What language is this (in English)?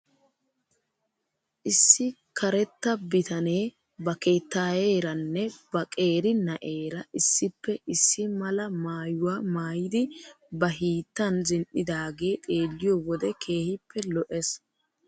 Wolaytta